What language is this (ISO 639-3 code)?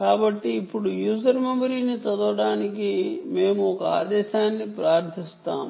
tel